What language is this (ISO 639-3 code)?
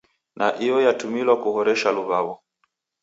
dav